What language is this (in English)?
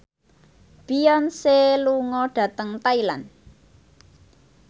Javanese